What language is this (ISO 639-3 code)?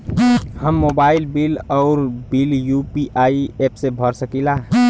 bho